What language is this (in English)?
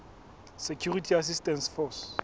Southern Sotho